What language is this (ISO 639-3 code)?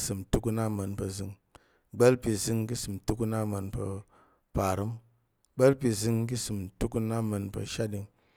yer